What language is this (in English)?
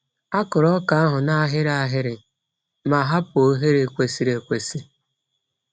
Igbo